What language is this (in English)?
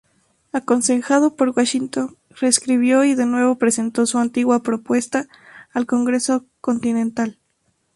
Spanish